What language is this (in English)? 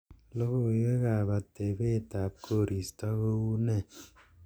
Kalenjin